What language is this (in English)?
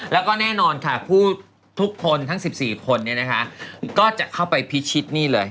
Thai